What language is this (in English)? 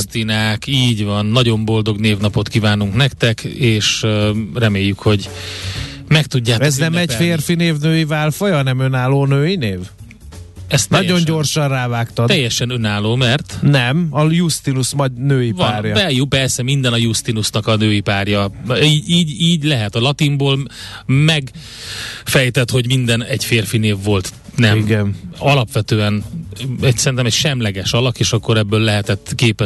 Hungarian